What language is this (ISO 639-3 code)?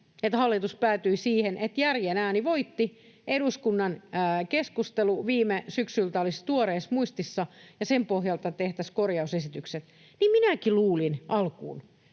fin